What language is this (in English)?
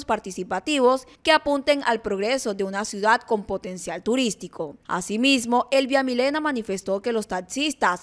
Spanish